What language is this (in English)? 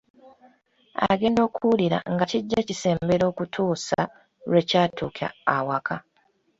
Ganda